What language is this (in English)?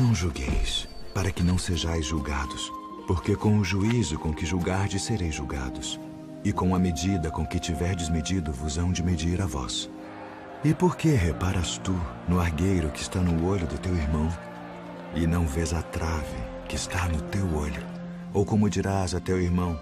Portuguese